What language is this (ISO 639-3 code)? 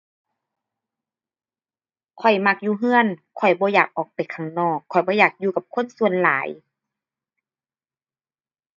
tha